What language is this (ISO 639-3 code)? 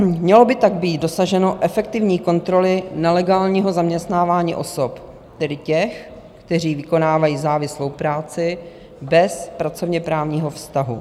ces